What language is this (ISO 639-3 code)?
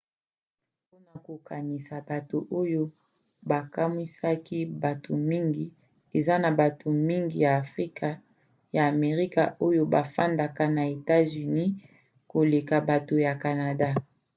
lin